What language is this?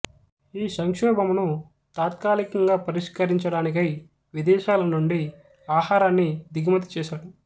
Telugu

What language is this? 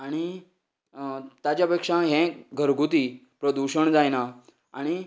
Konkani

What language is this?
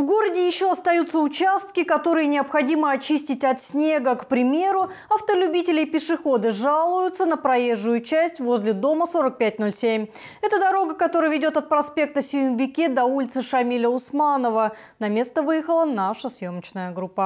Russian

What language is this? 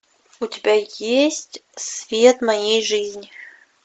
Russian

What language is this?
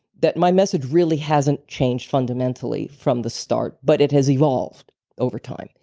English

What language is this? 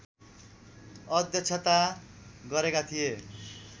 Nepali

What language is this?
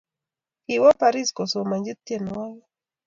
Kalenjin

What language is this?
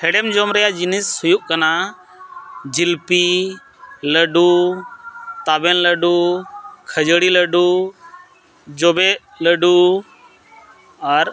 Santali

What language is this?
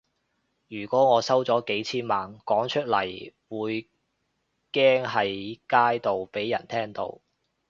Cantonese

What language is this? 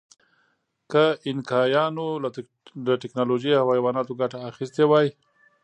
Pashto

